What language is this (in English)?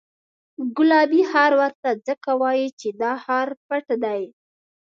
Pashto